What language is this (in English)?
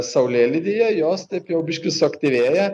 Lithuanian